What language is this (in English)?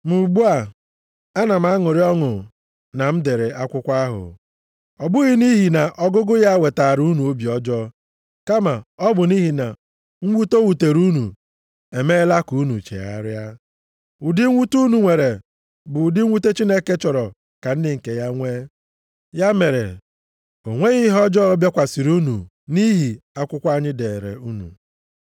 Igbo